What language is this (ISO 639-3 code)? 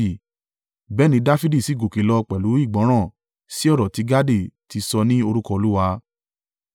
yor